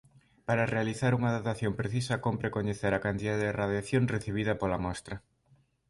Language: Galician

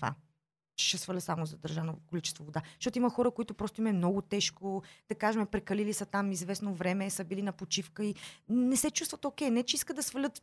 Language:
Bulgarian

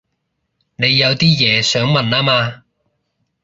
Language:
Cantonese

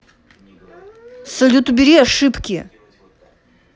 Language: Russian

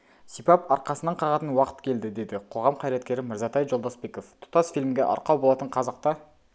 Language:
Kazakh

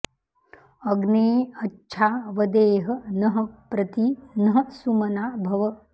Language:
Sanskrit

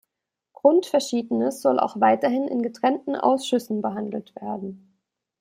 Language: German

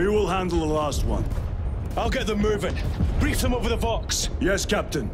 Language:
English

